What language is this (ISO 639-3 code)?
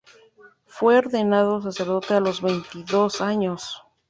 spa